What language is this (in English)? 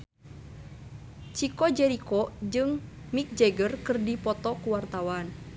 Sundanese